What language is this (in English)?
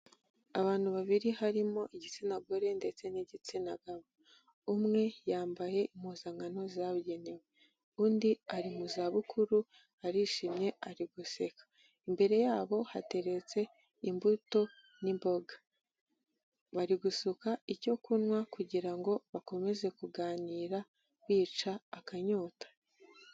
Kinyarwanda